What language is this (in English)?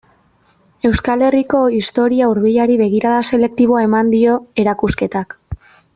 Basque